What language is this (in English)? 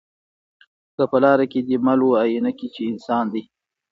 Pashto